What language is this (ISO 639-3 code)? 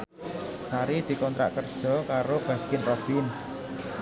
jav